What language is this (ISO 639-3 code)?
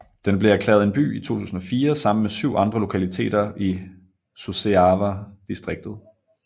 dan